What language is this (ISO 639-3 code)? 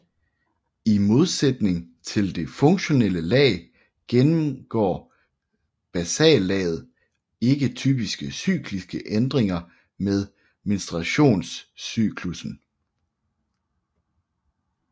dan